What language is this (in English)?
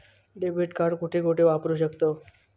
Marathi